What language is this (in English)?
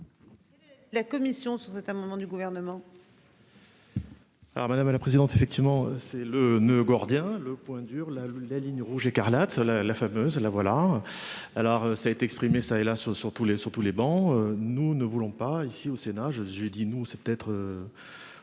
French